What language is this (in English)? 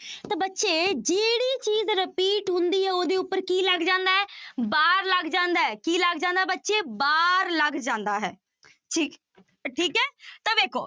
Punjabi